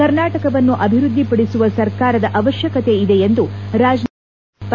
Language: Kannada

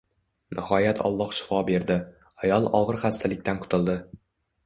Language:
Uzbek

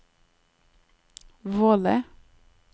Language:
Norwegian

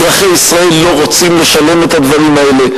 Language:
Hebrew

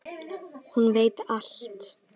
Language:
Icelandic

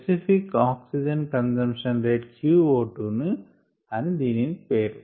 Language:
Telugu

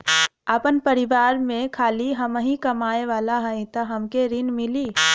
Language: Bhojpuri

